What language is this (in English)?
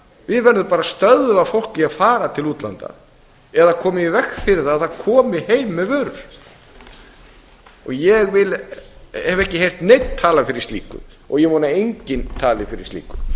Icelandic